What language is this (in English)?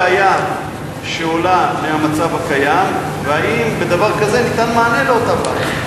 Hebrew